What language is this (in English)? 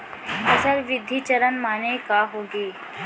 Chhattisgarhi